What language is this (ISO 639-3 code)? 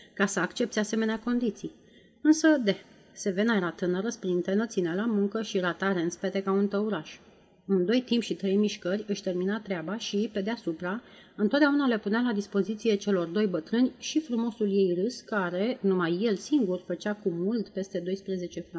ron